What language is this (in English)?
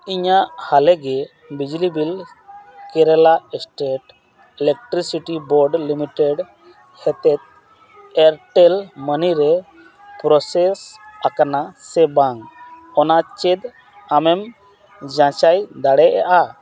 Santali